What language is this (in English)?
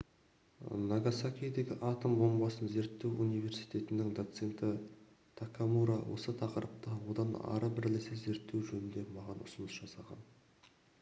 Kazakh